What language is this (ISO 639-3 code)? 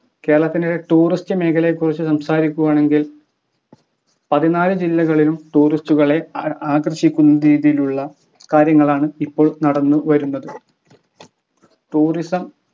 mal